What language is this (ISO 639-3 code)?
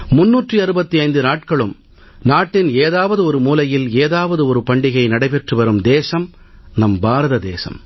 tam